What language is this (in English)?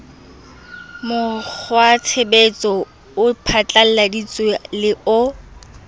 Southern Sotho